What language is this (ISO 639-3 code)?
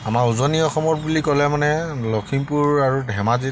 asm